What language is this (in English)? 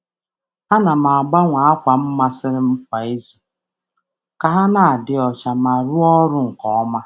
Igbo